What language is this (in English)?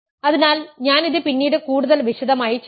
Malayalam